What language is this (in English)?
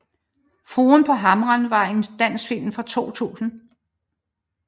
Danish